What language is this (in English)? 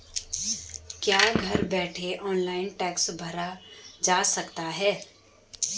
Hindi